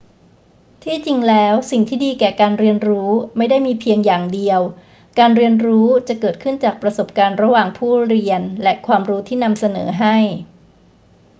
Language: Thai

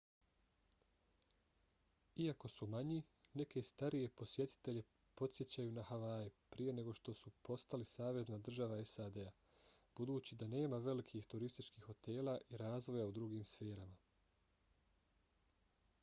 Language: Bosnian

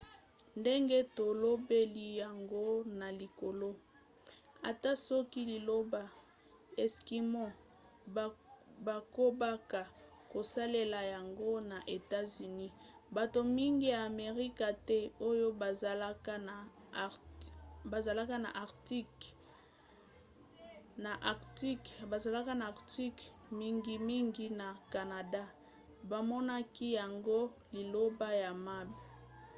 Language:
Lingala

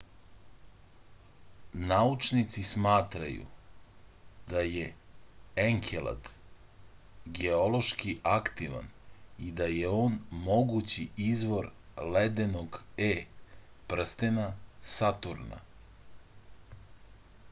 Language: Serbian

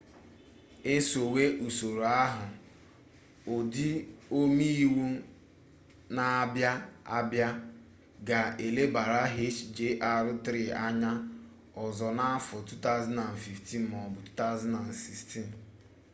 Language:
Igbo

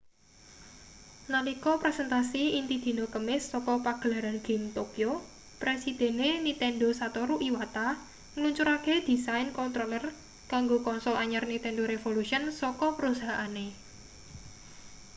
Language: Javanese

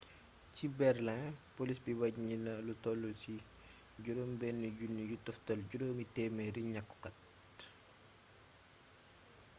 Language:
Wolof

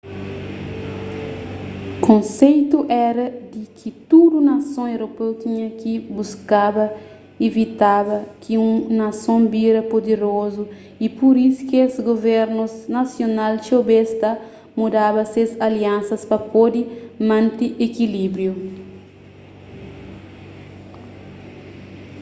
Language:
Kabuverdianu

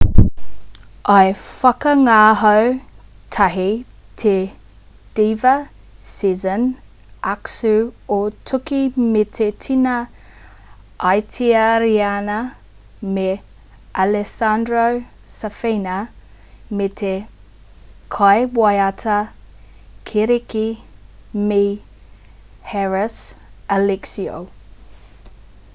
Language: Māori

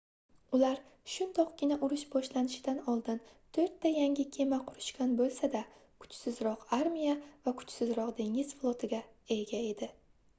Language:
Uzbek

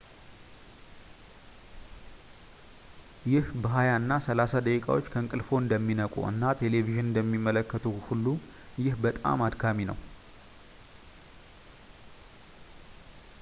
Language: Amharic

